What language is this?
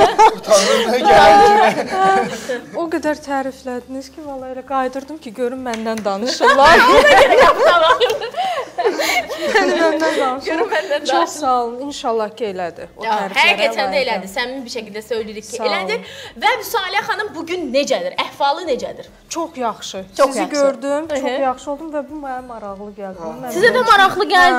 Turkish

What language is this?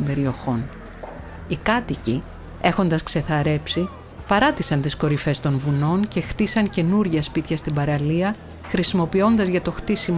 Greek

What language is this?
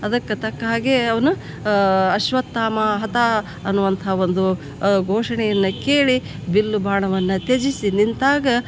Kannada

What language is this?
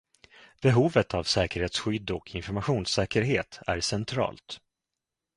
Swedish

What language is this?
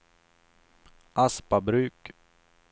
Swedish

